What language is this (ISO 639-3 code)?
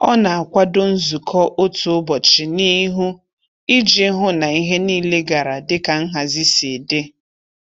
ibo